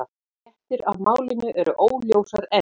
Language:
Icelandic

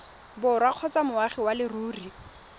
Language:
Tswana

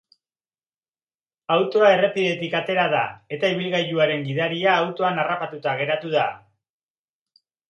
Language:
Basque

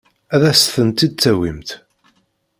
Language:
Kabyle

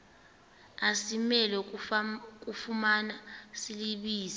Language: Xhosa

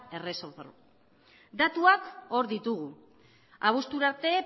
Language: Basque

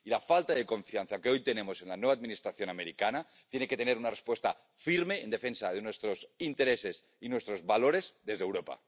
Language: Spanish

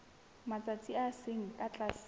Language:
Southern Sotho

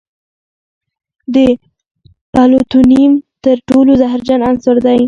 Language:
Pashto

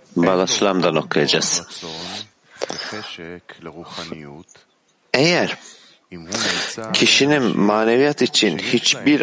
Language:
Turkish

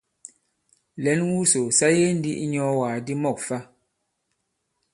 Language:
Bankon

